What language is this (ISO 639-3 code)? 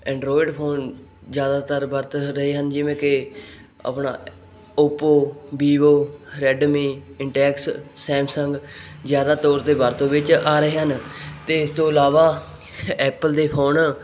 pan